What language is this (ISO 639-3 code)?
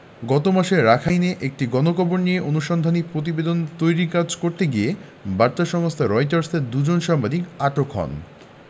ben